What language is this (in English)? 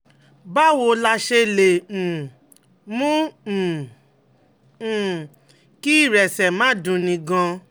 Yoruba